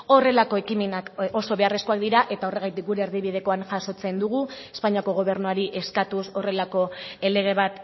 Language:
Basque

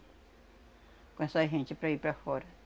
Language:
Portuguese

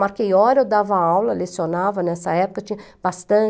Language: Portuguese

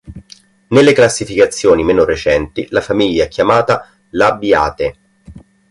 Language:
Italian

